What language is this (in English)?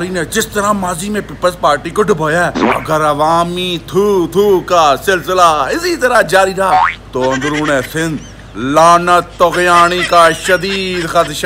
Romanian